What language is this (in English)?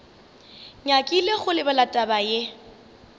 Northern Sotho